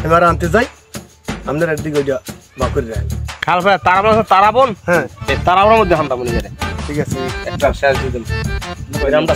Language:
Arabic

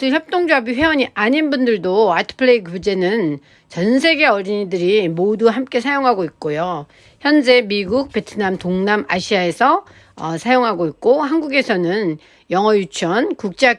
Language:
Korean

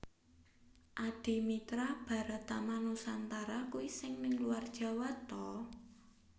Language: Javanese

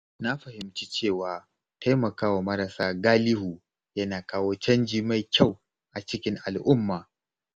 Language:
Hausa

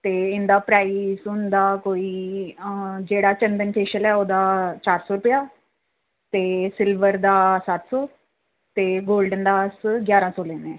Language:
Dogri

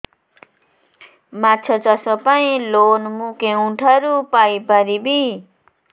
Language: Odia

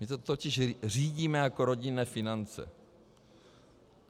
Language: Czech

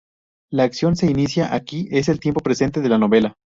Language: Spanish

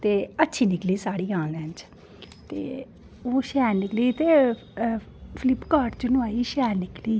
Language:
Dogri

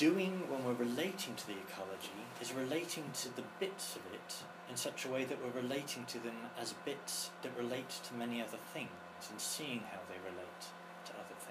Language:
English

